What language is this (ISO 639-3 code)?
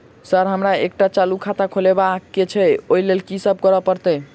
mai